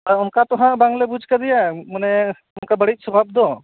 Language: Santali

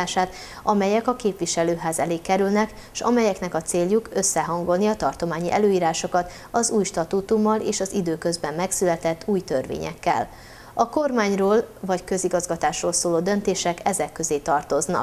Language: Hungarian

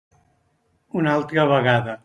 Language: Catalan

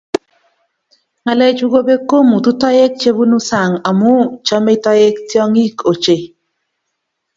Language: Kalenjin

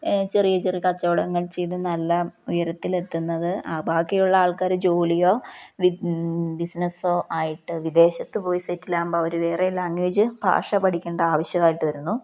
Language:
Malayalam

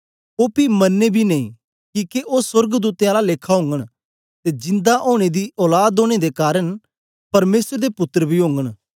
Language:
Dogri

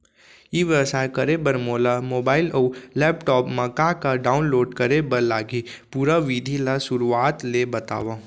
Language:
Chhattisgarhi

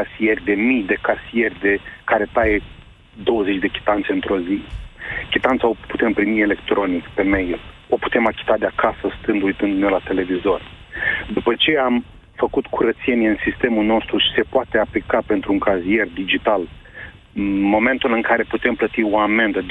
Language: Romanian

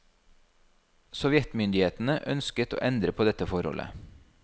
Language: Norwegian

